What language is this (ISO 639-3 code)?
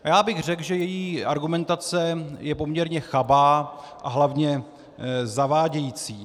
ces